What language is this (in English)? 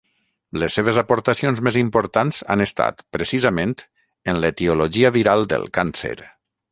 Catalan